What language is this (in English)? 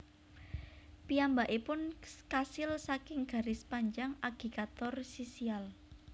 Javanese